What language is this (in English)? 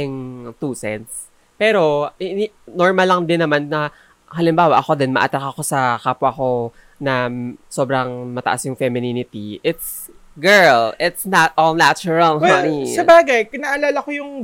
Filipino